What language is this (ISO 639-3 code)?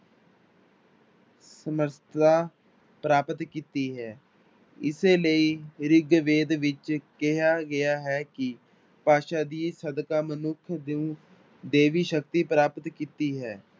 pan